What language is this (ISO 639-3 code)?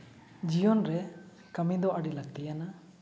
sat